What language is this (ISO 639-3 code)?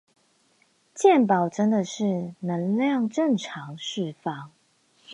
zho